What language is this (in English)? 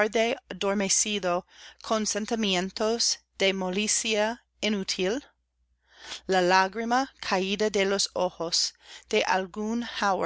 Spanish